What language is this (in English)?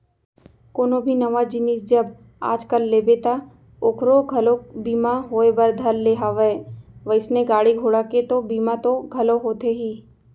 Chhattisgarhi